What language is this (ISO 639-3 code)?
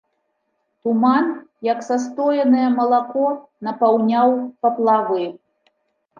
bel